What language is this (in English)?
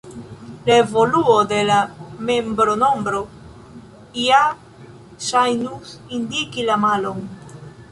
Esperanto